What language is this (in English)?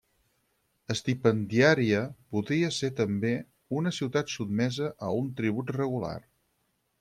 Catalan